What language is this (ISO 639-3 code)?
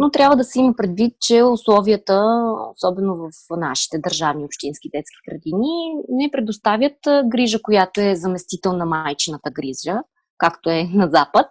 bul